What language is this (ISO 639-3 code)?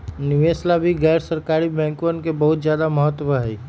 mag